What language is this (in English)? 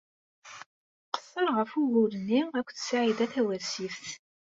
Kabyle